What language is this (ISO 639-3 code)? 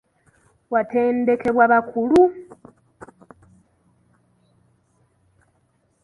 lug